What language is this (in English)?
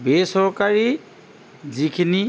Assamese